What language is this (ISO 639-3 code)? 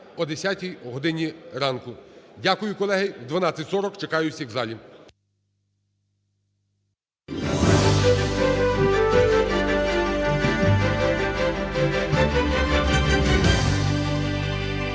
ukr